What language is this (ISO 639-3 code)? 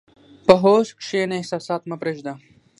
pus